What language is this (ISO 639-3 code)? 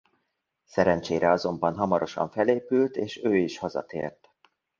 hun